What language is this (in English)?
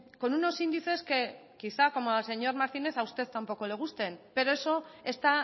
Spanish